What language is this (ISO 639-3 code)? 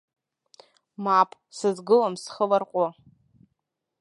abk